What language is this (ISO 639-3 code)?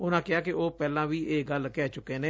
pan